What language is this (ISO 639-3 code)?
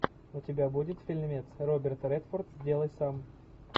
rus